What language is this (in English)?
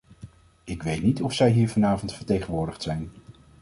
Dutch